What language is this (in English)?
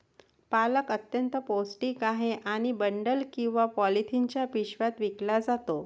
Marathi